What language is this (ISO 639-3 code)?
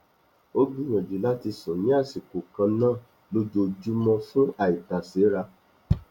yor